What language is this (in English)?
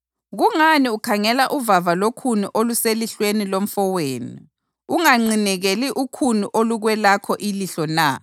North Ndebele